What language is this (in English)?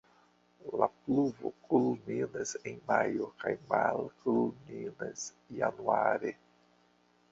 Esperanto